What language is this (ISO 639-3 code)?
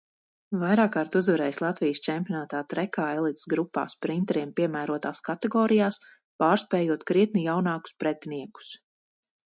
lav